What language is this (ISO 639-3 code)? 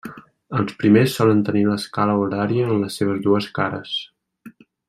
cat